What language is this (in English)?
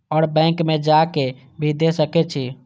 Maithili